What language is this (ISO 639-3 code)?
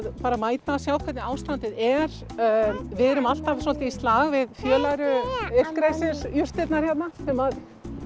isl